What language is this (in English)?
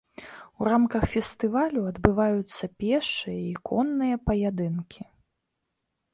Belarusian